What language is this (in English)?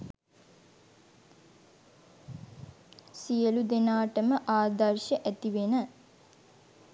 Sinhala